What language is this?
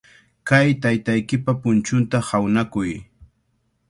Cajatambo North Lima Quechua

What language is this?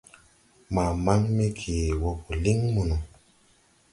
Tupuri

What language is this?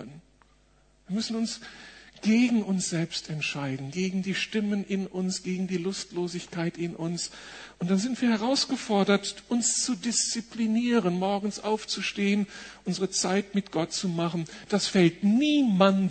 German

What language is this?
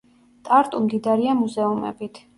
Georgian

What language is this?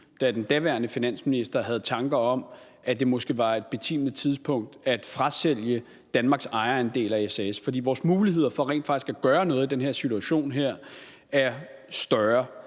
Danish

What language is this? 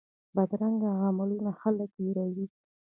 Pashto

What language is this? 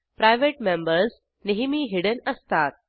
Marathi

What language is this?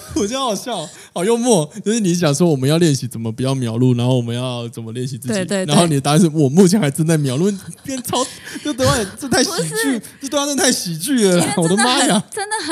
Chinese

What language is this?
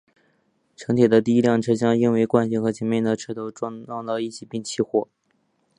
Chinese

